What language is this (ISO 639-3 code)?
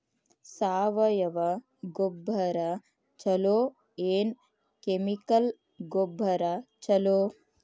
kan